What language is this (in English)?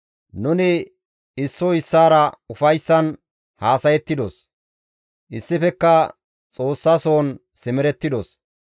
Gamo